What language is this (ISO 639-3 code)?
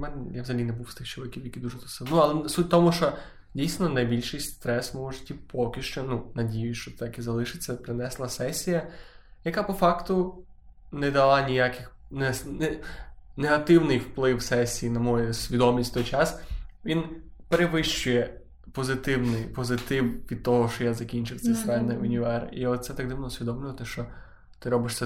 ukr